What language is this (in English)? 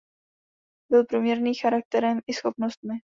Czech